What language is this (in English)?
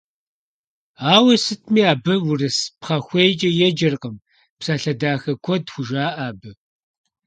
Kabardian